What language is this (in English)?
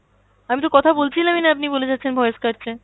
Bangla